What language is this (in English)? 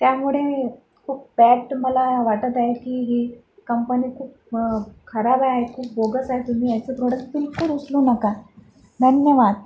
Marathi